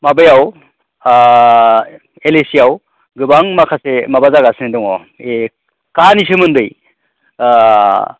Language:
Bodo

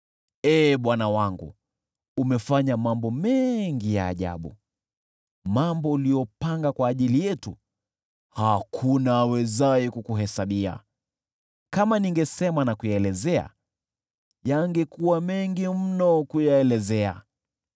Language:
Swahili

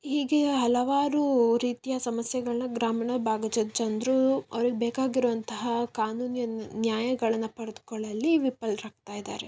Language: Kannada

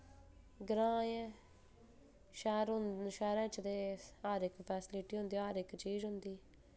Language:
Dogri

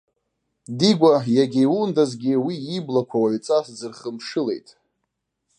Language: Abkhazian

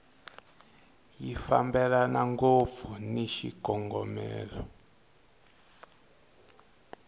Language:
Tsonga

